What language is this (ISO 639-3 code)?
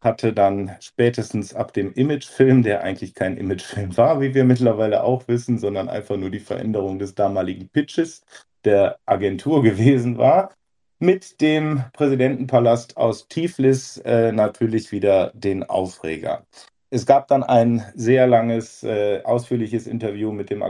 deu